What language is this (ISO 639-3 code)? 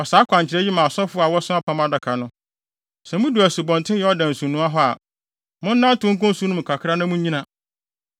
aka